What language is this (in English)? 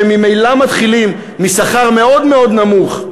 Hebrew